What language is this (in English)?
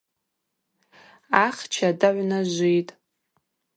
Abaza